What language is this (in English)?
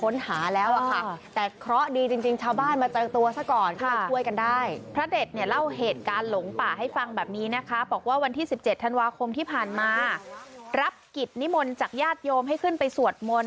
Thai